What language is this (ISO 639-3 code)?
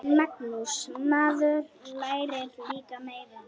isl